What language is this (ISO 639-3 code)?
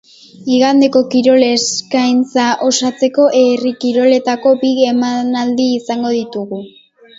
eus